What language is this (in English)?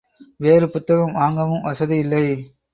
Tamil